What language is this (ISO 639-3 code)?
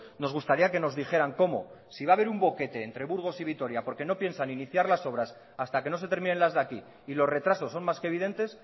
spa